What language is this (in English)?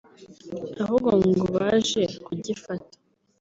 Kinyarwanda